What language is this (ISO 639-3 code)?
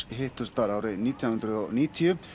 isl